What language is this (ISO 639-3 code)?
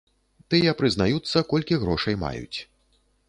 bel